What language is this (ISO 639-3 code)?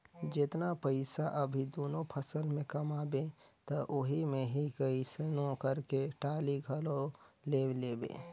hne